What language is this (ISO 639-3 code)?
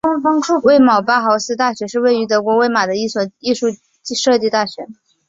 zho